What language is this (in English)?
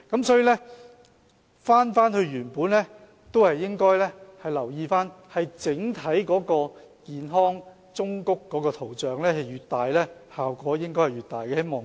Cantonese